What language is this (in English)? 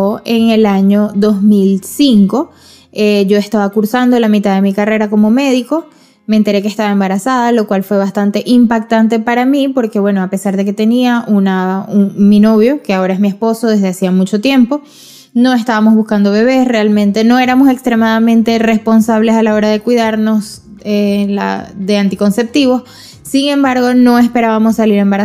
Spanish